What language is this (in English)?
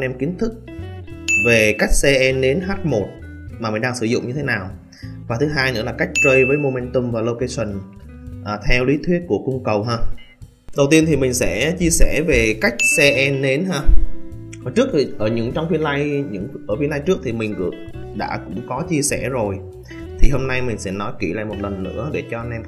Vietnamese